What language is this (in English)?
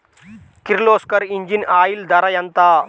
Telugu